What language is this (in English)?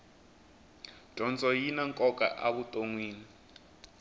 Tsonga